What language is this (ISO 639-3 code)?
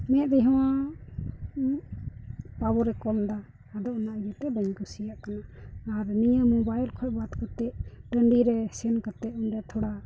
sat